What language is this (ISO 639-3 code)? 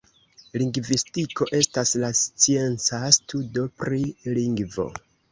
epo